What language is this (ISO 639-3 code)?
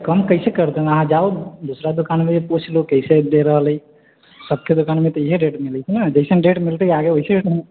mai